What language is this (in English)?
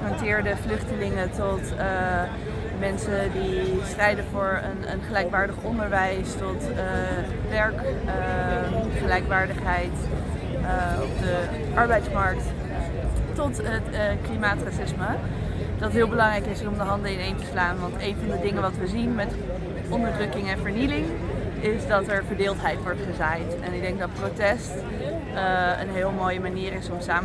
Dutch